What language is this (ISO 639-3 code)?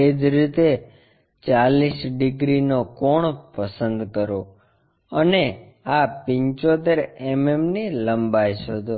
guj